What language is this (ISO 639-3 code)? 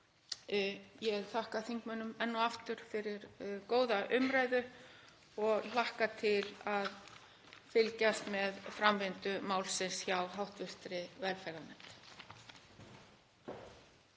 isl